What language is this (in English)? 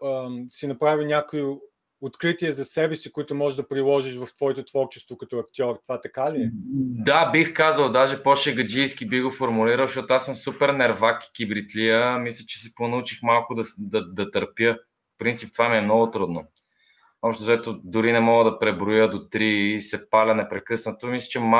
Bulgarian